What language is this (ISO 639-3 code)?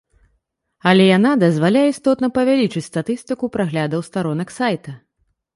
bel